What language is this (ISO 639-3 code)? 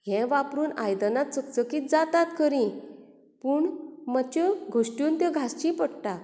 kok